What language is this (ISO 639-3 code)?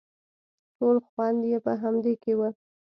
pus